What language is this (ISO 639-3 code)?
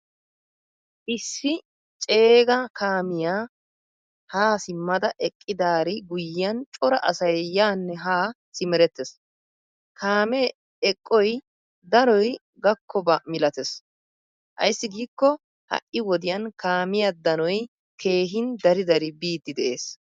wal